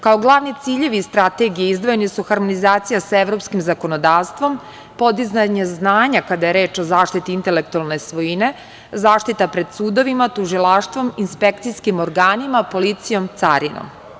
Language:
Serbian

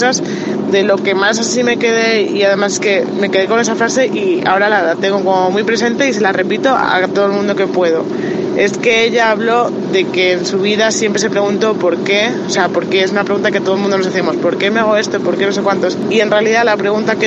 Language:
Spanish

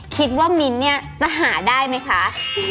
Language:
Thai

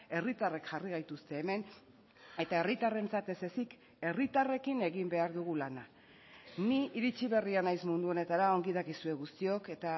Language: Basque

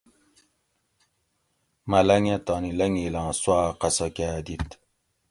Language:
Gawri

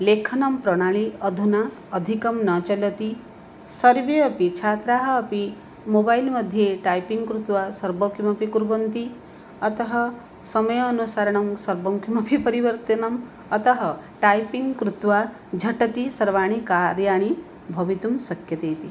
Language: Sanskrit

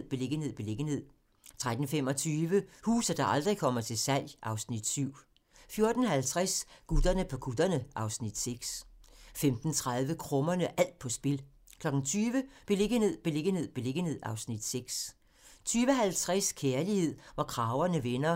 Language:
Danish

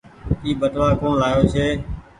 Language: Goaria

